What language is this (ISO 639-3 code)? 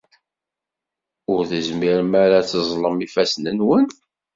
kab